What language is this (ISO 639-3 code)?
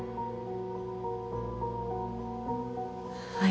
jpn